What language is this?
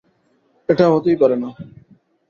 Bangla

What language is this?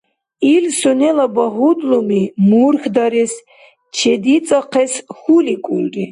Dargwa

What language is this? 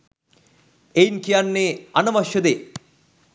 Sinhala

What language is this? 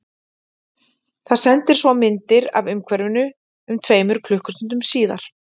Icelandic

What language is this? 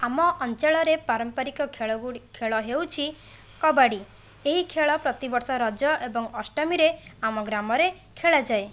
Odia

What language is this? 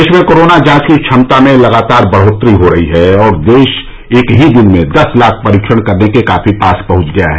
Hindi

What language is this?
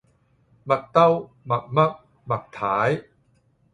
Cantonese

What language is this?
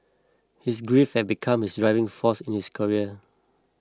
English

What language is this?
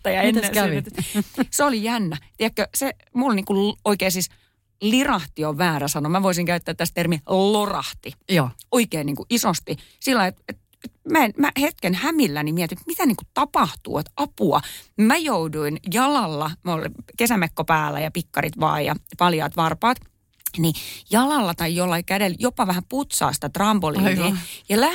Finnish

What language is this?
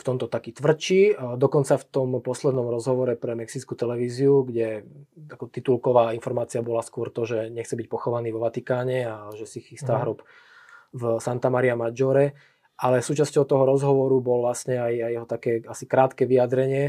Slovak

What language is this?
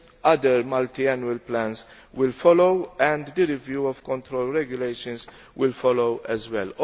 English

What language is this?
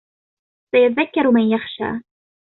Arabic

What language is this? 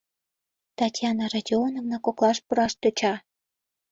Mari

